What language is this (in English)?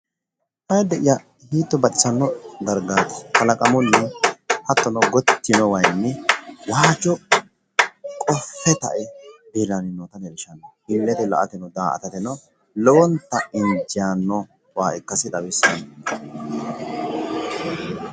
Sidamo